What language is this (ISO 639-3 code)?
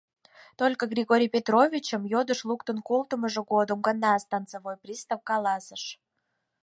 chm